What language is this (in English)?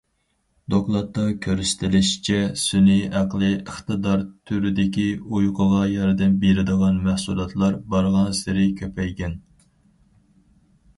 Uyghur